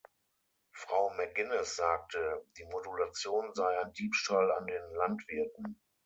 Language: German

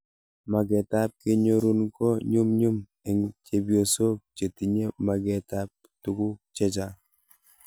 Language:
Kalenjin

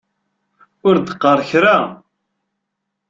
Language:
Kabyle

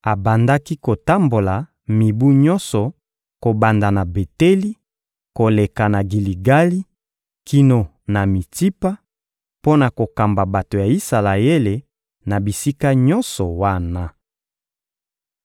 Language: Lingala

